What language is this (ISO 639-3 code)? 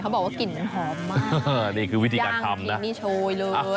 tha